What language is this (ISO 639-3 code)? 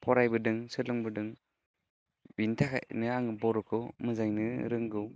brx